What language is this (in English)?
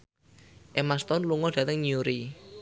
Javanese